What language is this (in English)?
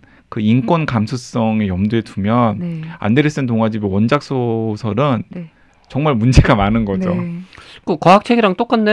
Korean